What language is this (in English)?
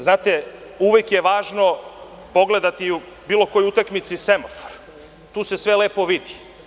Serbian